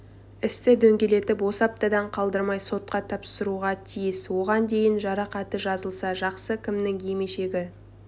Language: Kazakh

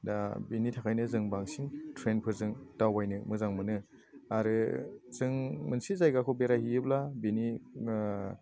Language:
Bodo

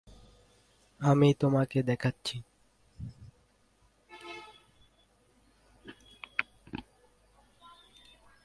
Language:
Bangla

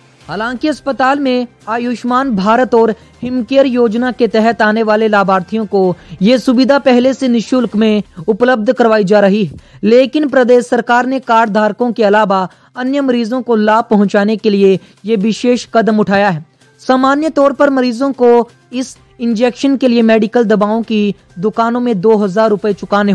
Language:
Hindi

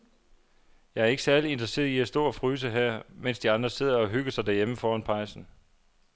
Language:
Danish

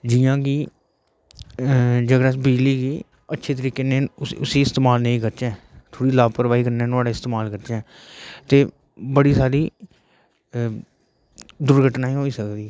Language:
Dogri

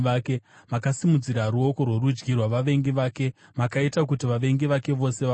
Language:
Shona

